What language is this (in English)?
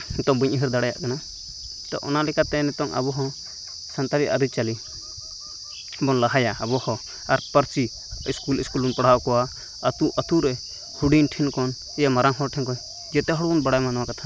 Santali